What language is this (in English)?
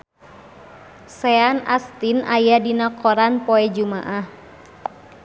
Sundanese